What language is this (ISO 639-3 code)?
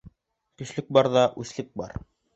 bak